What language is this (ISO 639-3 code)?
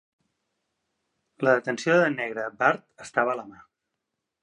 cat